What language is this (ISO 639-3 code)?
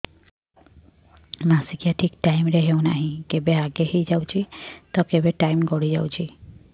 ori